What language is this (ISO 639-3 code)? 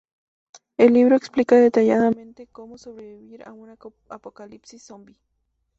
spa